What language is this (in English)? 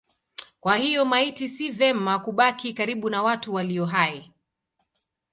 Swahili